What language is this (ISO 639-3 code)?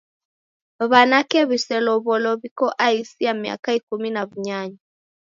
dav